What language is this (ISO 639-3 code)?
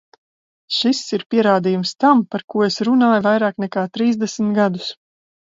lav